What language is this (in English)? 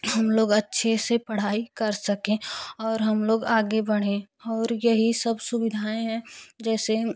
Hindi